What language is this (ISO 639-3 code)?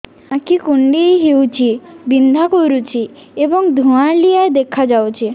ori